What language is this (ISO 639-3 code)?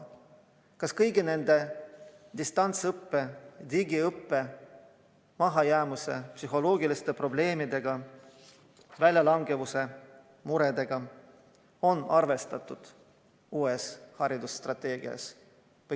est